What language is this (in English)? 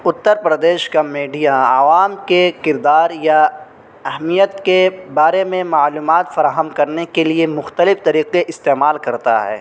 Urdu